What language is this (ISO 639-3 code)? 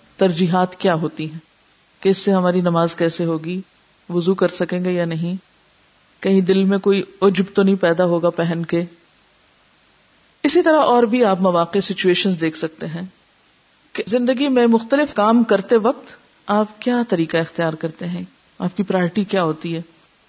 urd